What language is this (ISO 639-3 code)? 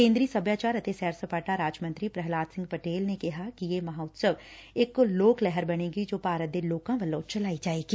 pan